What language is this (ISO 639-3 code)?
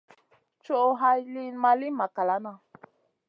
mcn